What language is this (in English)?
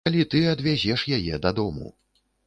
Belarusian